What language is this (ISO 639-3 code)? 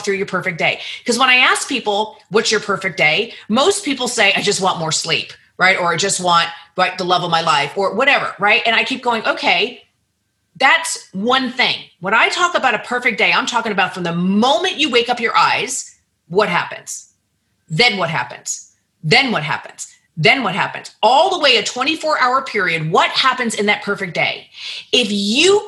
eng